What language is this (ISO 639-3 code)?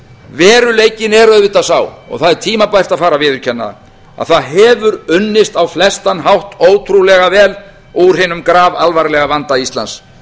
isl